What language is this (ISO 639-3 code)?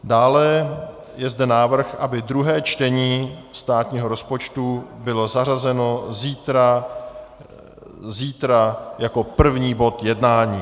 ces